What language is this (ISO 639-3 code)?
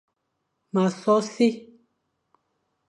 fan